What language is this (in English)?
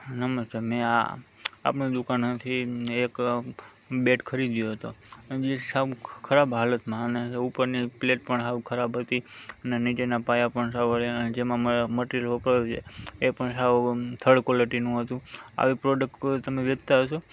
Gujarati